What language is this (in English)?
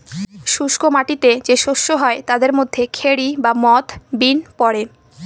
Bangla